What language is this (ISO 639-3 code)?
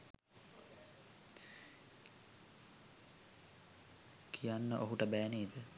sin